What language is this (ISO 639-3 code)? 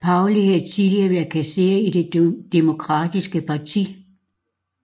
dan